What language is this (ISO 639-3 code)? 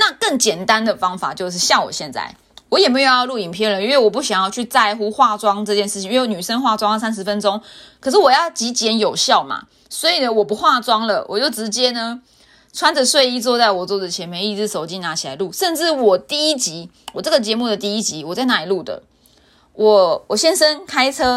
zho